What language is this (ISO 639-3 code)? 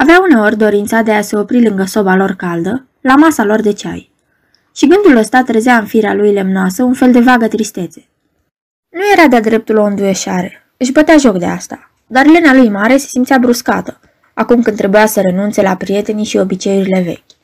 ron